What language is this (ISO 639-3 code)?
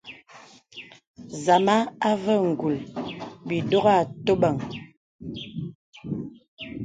beb